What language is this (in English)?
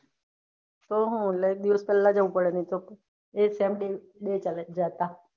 Gujarati